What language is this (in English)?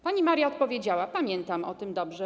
Polish